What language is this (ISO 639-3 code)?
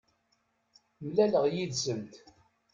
kab